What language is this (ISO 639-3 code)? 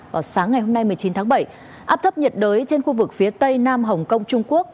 vie